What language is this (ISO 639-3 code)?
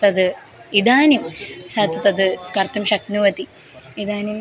san